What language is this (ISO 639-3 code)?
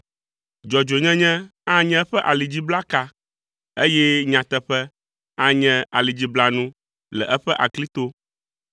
ewe